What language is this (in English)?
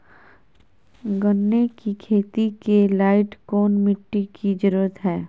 Magahi